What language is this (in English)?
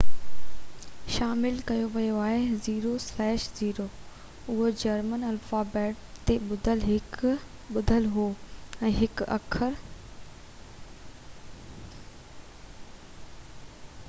Sindhi